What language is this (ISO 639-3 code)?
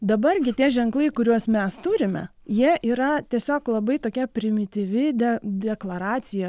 lit